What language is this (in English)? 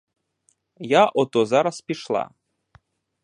Ukrainian